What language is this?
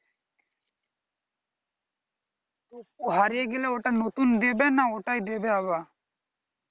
Bangla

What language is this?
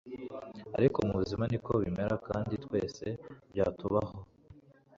Kinyarwanda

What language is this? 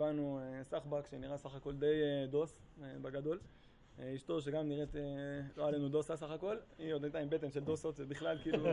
Hebrew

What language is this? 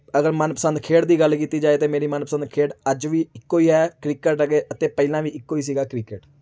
Punjabi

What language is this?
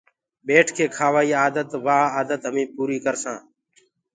Gurgula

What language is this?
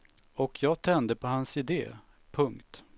Swedish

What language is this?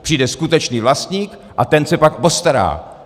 Czech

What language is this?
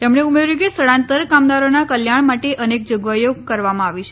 Gujarati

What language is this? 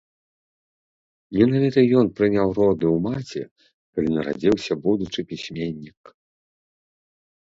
Belarusian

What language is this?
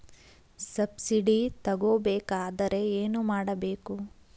Kannada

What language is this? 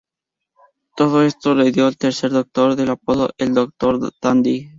Spanish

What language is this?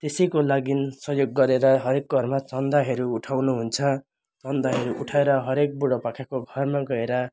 Nepali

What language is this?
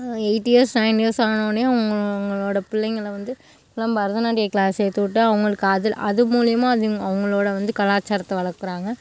Tamil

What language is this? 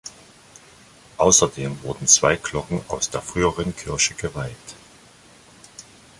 German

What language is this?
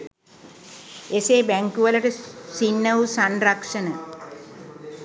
Sinhala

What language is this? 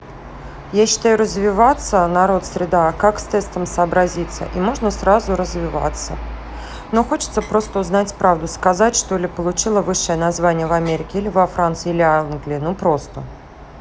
Russian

